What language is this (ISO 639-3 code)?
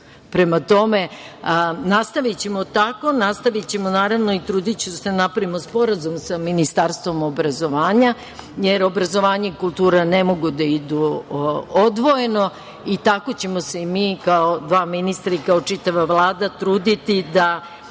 srp